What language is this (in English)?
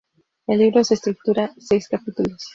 Spanish